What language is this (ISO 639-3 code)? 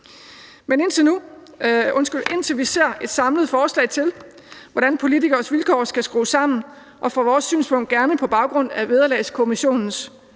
dan